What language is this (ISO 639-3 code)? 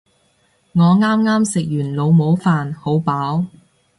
yue